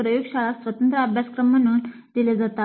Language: Marathi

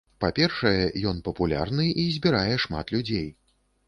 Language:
Belarusian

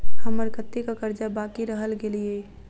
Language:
Maithili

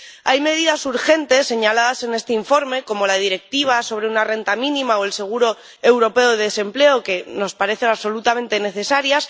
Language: Spanish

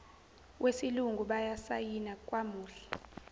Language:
Zulu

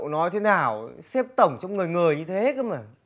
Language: Vietnamese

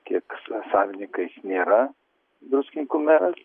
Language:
Lithuanian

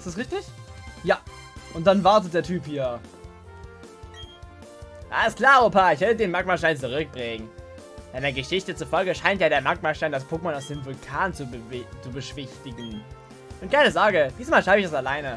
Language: German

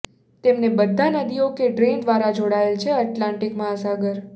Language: Gujarati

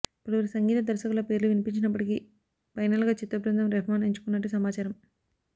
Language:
Telugu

